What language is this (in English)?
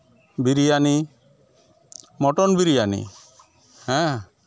Santali